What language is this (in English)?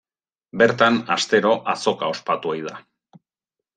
Basque